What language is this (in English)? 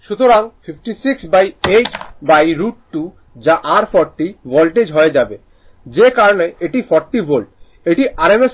Bangla